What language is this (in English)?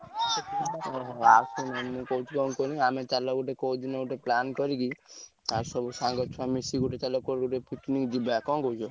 Odia